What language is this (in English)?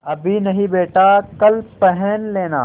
Hindi